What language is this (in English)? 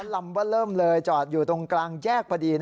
Thai